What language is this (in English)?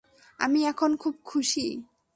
Bangla